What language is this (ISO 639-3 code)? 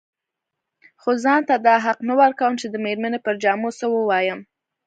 pus